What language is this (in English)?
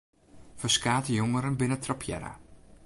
Western Frisian